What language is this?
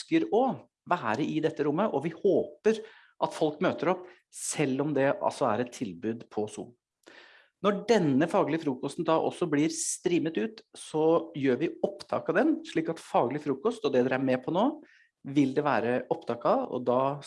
Norwegian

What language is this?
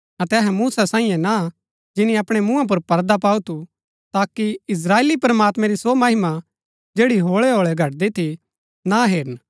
Gaddi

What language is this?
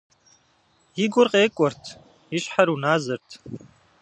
Kabardian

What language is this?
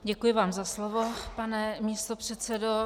Czech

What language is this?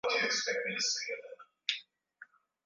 Swahili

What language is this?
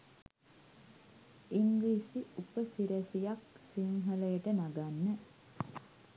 Sinhala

